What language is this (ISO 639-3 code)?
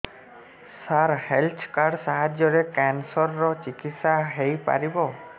ori